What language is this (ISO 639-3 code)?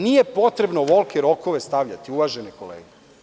srp